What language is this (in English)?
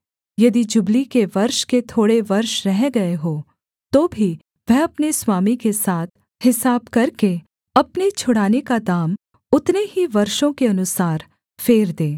Hindi